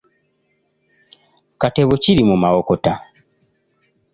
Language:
Ganda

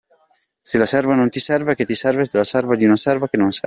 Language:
Italian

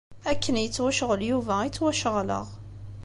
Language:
Kabyle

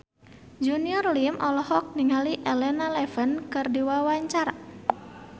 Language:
Sundanese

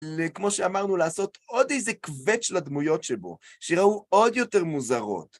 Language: Hebrew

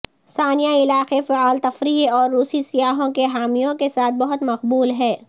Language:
Urdu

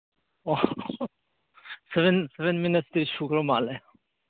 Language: Manipuri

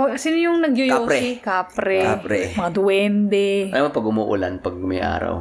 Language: Filipino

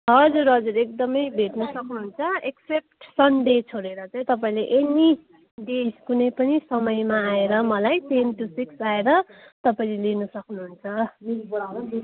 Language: Nepali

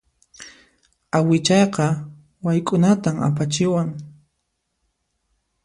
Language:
Puno Quechua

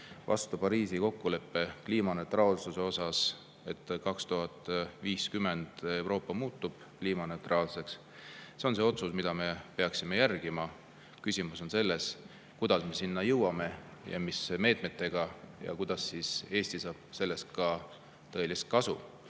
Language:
Estonian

